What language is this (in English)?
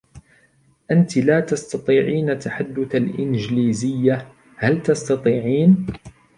Arabic